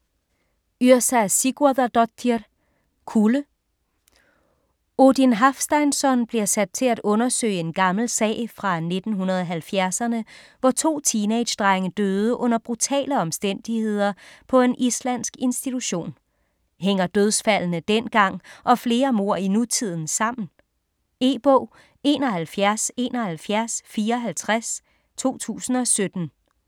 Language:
Danish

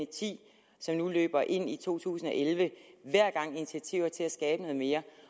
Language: Danish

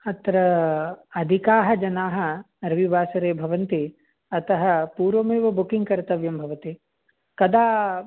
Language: Sanskrit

